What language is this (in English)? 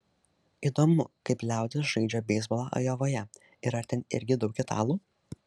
Lithuanian